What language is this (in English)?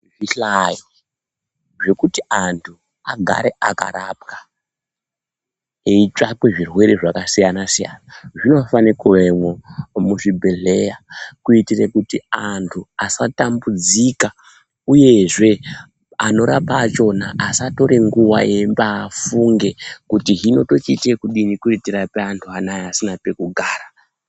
Ndau